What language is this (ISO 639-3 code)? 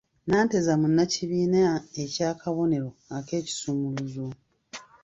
lug